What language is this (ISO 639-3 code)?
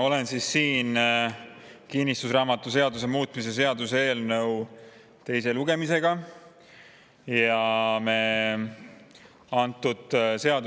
est